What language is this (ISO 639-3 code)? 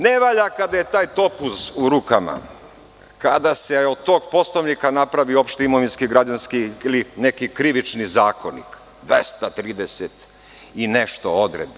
srp